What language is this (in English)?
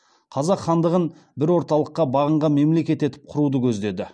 Kazakh